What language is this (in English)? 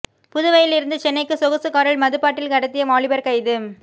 Tamil